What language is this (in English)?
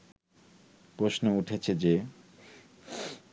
Bangla